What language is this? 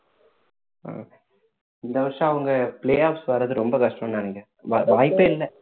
Tamil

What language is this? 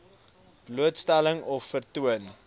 Afrikaans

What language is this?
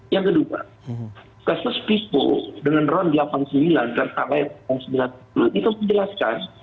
Indonesian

